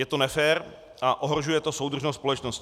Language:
Czech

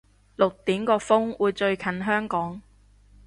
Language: Cantonese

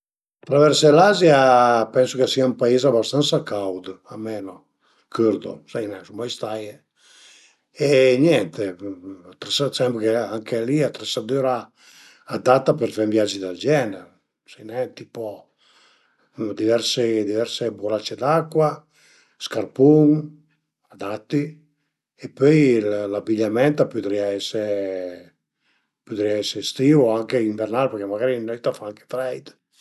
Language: Piedmontese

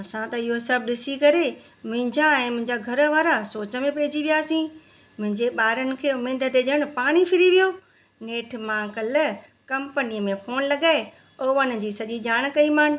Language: Sindhi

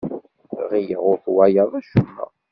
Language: Kabyle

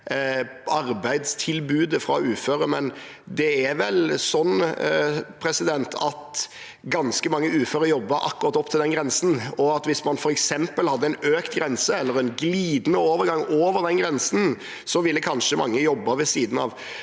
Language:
Norwegian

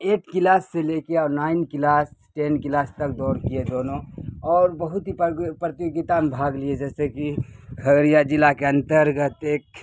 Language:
Urdu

